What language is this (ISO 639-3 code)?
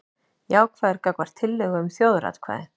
isl